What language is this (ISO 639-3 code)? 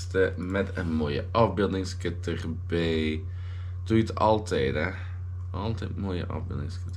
nld